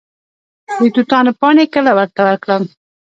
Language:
Pashto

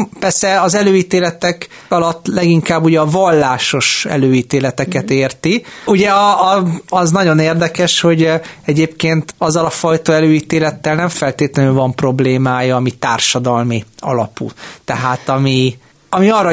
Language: Hungarian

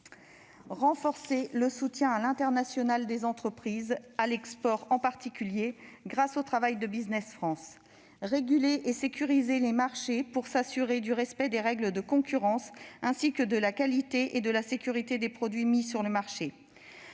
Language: French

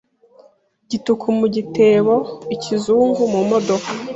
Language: Kinyarwanda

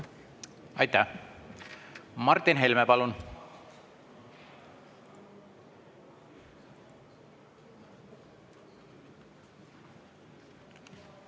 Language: Estonian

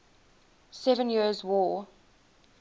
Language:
English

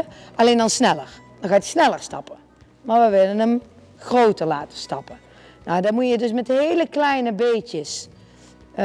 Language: Dutch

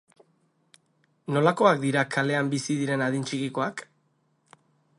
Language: Basque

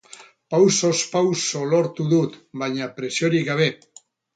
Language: Basque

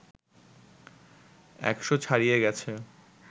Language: Bangla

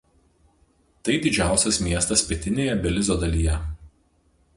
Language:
Lithuanian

